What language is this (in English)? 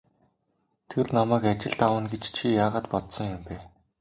Mongolian